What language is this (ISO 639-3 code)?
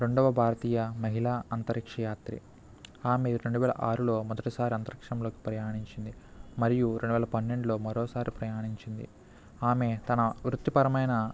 tel